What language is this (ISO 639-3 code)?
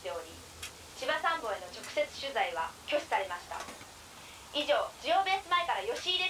jpn